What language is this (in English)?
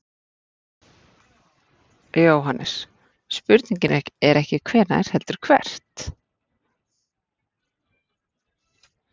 Icelandic